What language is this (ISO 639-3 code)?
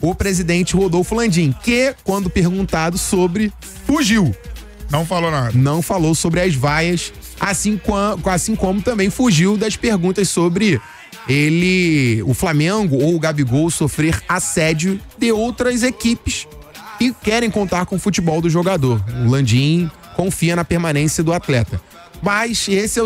por